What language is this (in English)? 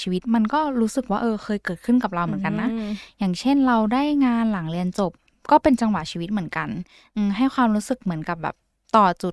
Thai